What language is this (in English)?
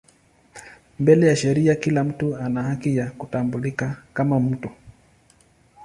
Swahili